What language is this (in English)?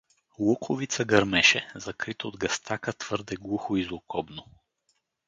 Bulgarian